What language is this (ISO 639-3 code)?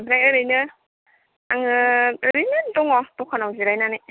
brx